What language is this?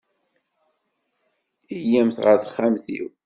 Kabyle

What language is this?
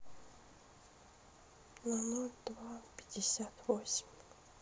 Russian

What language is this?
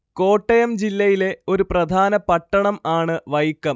Malayalam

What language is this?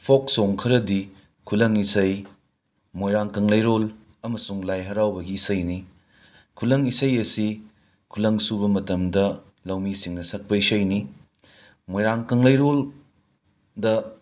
Manipuri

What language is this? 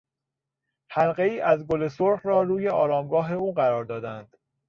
Persian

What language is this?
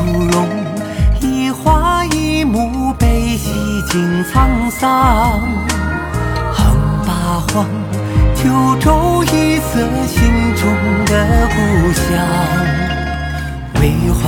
Chinese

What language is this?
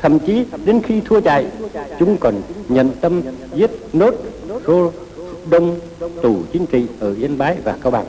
Vietnamese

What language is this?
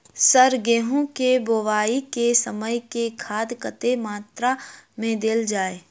Maithili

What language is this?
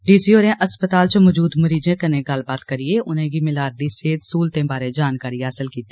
Dogri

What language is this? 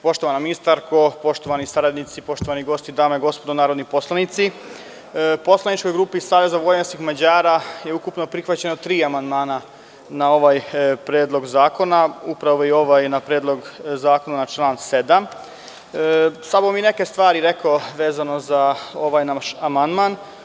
Serbian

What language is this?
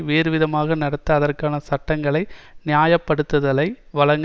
Tamil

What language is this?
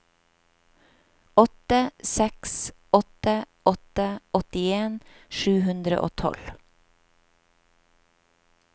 Norwegian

